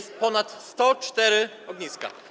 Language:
Polish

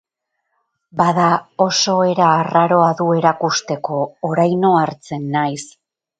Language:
Basque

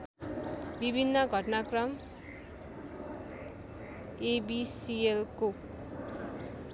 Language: Nepali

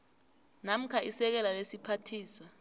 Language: South Ndebele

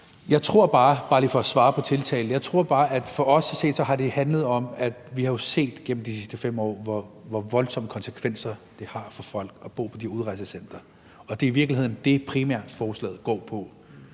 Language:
Danish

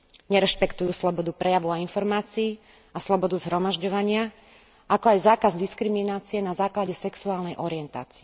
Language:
Slovak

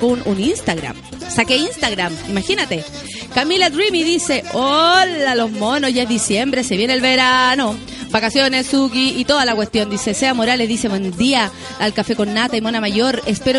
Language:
Spanish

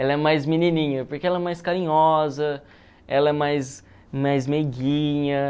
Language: Portuguese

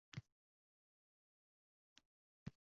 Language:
Uzbek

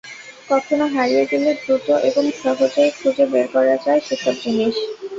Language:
Bangla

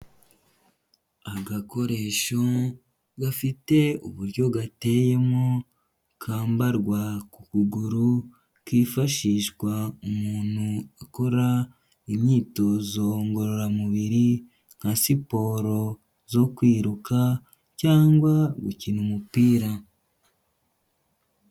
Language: Kinyarwanda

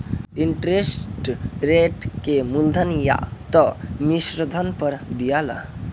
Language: Bhojpuri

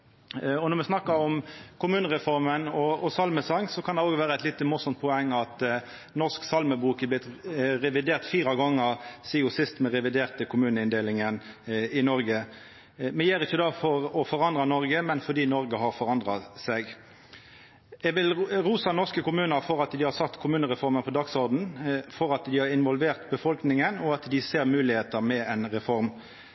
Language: Norwegian Nynorsk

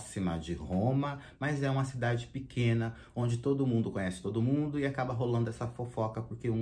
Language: Portuguese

